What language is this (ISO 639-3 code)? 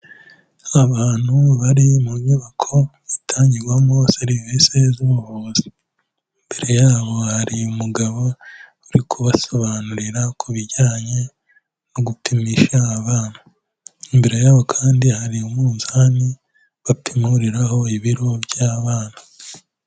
kin